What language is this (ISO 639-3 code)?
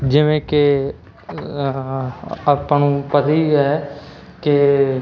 pan